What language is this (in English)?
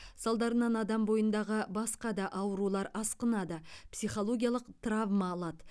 Kazakh